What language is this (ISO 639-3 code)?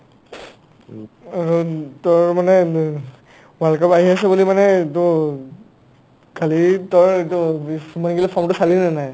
asm